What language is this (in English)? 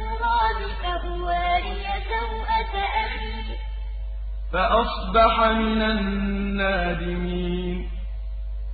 Arabic